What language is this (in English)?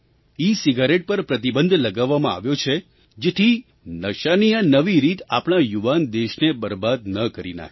Gujarati